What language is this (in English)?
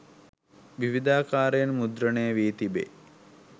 Sinhala